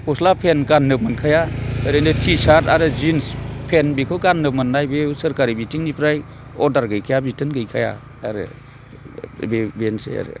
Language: Bodo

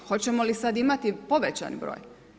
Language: Croatian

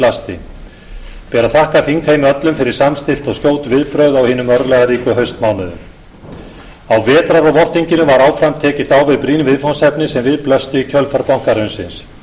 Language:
Icelandic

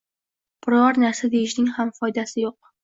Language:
Uzbek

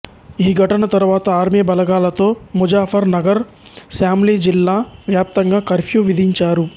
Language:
Telugu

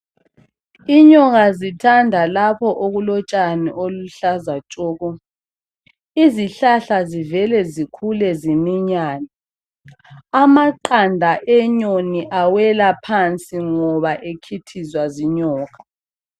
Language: North Ndebele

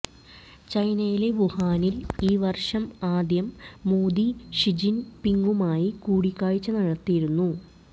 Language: Malayalam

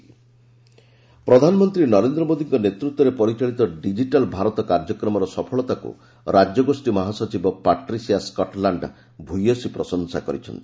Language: Odia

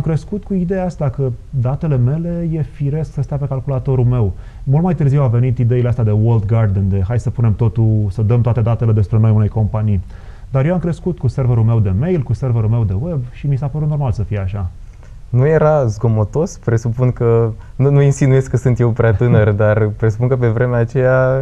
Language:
Romanian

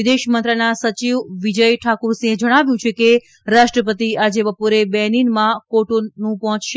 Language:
Gujarati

